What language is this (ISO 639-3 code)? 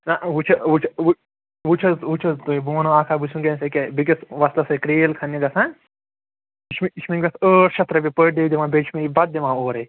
kas